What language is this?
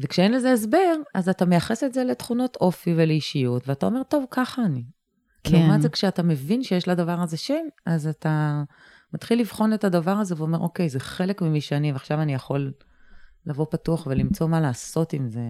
Hebrew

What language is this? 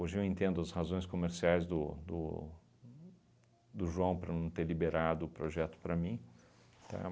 Portuguese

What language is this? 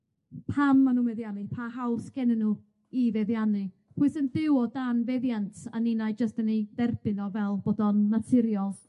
Welsh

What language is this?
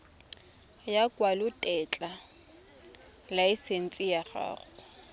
Tswana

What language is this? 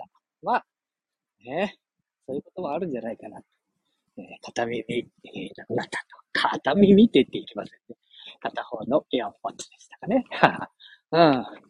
Japanese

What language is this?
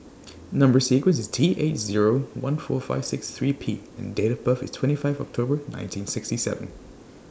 English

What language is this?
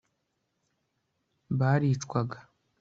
Kinyarwanda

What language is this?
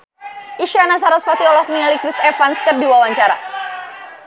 Sundanese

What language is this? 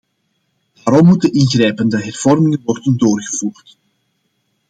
Dutch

